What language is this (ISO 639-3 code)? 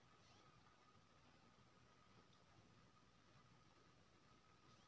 mai